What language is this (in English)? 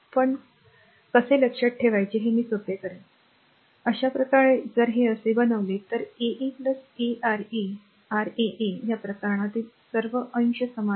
Marathi